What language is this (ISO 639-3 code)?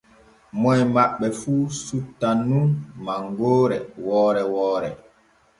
fue